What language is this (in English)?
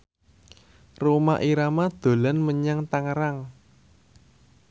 Javanese